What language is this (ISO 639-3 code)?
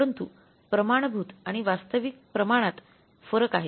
mar